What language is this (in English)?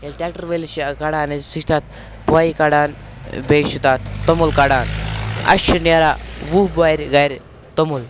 Kashmiri